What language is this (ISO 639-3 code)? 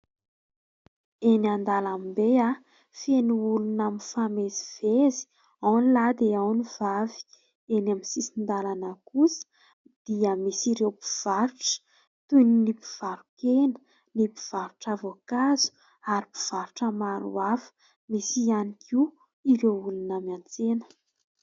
mlg